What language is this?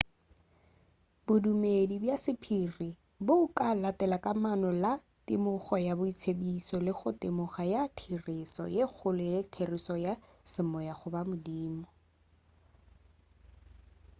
Northern Sotho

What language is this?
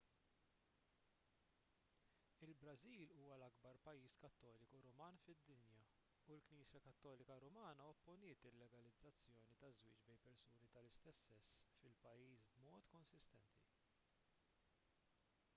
Maltese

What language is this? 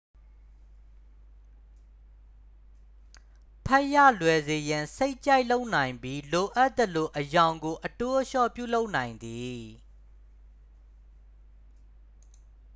Burmese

